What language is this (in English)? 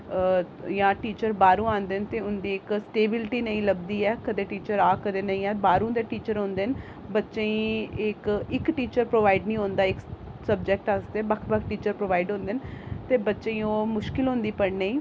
Dogri